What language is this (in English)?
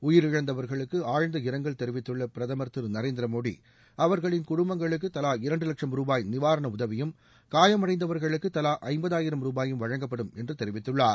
Tamil